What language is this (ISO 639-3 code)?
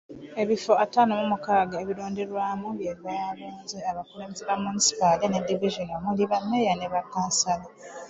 lug